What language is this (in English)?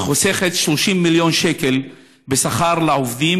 Hebrew